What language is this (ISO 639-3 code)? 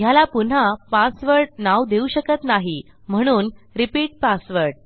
mar